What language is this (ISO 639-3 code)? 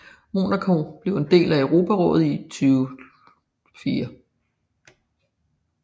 dan